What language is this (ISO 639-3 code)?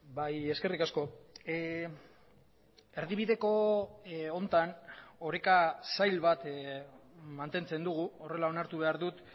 eus